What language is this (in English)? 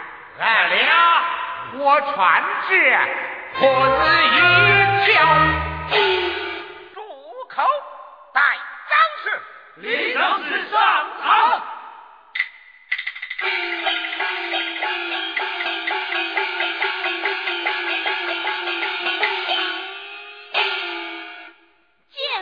Chinese